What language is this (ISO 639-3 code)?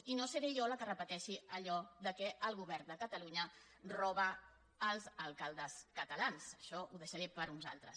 cat